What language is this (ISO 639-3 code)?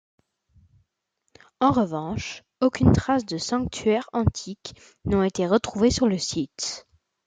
fra